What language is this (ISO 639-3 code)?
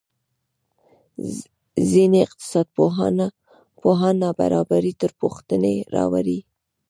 pus